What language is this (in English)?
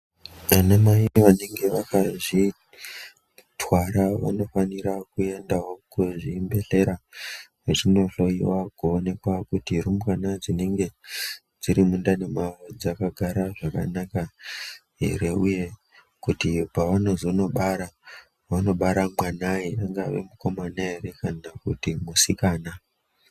Ndau